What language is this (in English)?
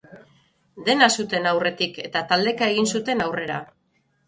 Basque